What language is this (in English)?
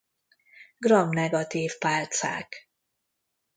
Hungarian